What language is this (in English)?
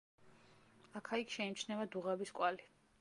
Georgian